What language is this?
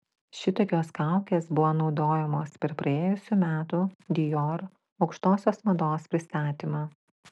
Lithuanian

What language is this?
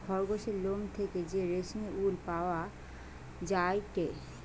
Bangla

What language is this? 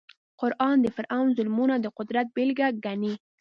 Pashto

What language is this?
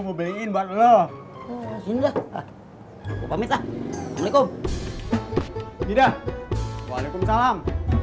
Indonesian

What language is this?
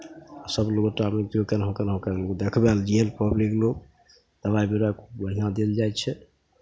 Maithili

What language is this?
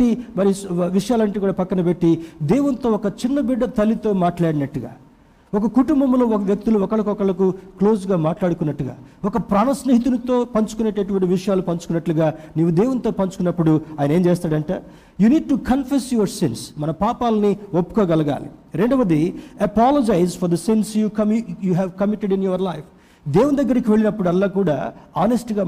Telugu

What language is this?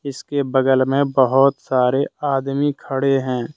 Hindi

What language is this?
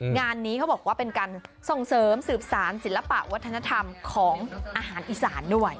Thai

